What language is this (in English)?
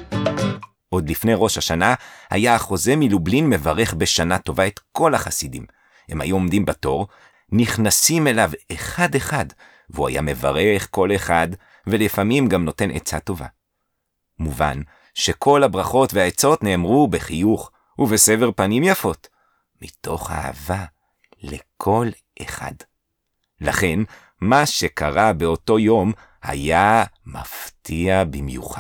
Hebrew